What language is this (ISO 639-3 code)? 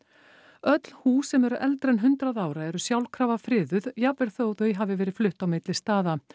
isl